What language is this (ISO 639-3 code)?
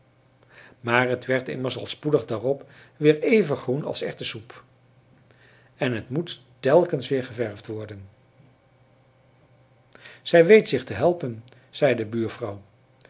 nld